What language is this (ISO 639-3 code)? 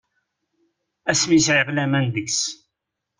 kab